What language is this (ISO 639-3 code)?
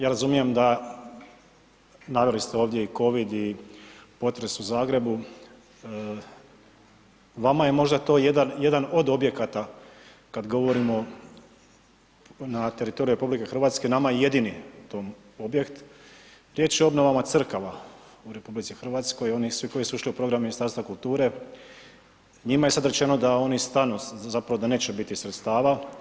hrv